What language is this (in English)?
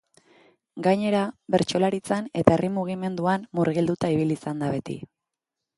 Basque